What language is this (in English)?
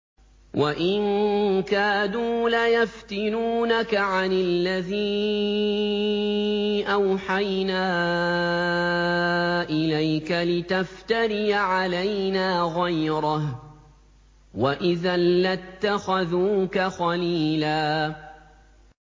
Arabic